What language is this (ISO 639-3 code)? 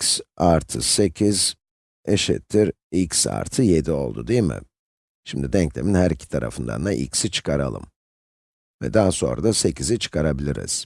tur